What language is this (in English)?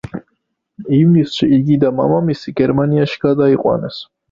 Georgian